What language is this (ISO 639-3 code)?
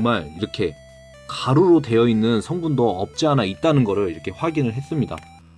kor